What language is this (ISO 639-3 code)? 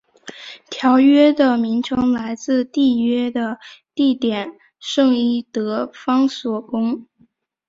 zho